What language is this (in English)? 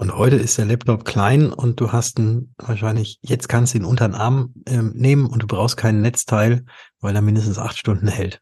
German